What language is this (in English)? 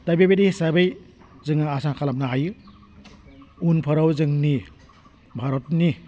Bodo